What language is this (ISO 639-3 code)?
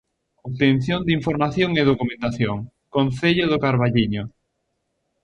glg